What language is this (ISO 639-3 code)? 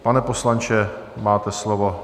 ces